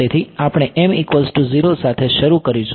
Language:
Gujarati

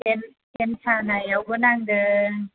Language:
Bodo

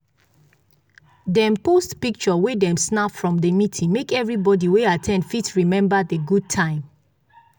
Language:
Nigerian Pidgin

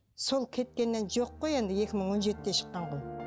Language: Kazakh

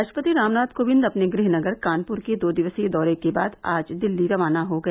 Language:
Hindi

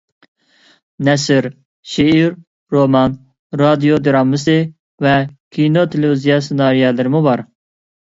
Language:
Uyghur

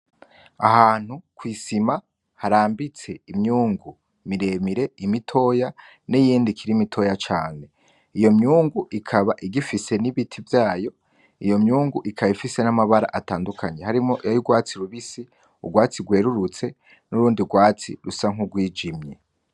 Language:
Rundi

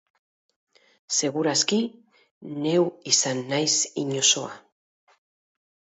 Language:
Basque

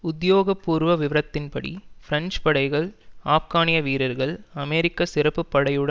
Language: Tamil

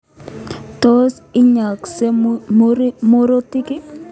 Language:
Kalenjin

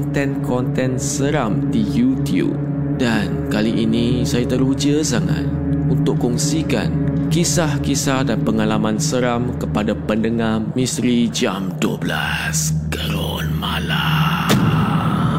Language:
Malay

